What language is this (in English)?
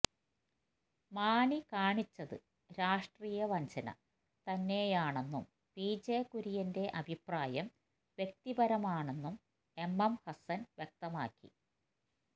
Malayalam